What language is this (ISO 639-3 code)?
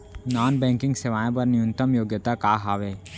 hne